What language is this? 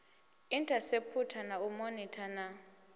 Venda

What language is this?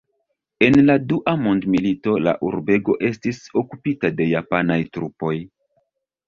Esperanto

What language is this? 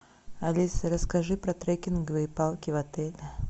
Russian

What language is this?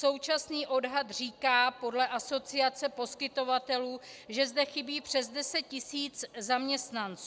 Czech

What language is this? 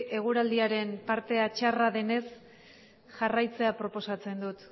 Basque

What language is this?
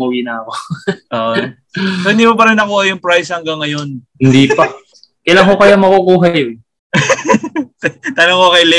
Filipino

